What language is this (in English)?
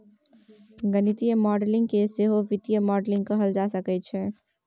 Maithili